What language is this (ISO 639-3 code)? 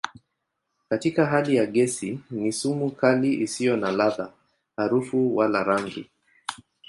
swa